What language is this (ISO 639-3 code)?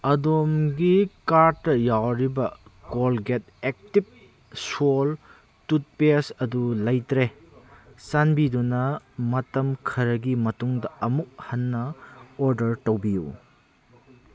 mni